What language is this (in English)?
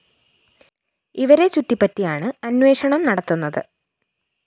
Malayalam